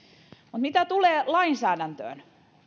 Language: Finnish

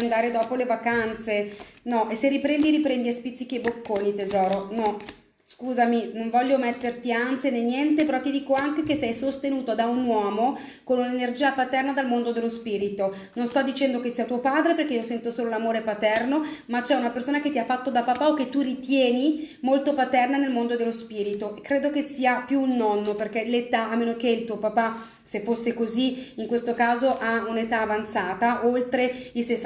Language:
Italian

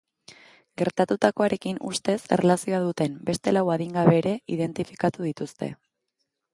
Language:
Basque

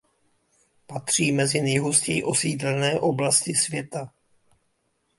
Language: Czech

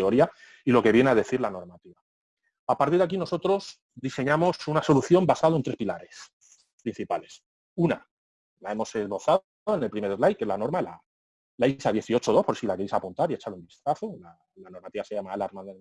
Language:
Spanish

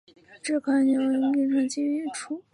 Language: Chinese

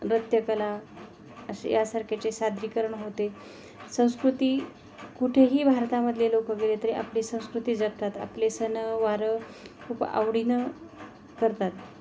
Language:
Marathi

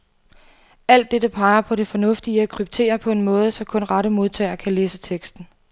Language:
Danish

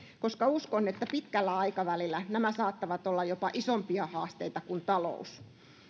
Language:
Finnish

